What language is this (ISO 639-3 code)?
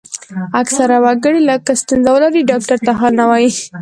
pus